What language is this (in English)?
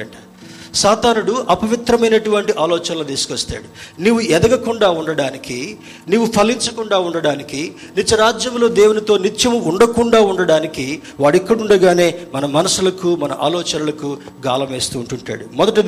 Telugu